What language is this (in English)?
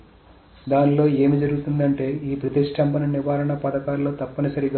Telugu